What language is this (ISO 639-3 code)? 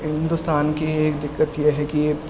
urd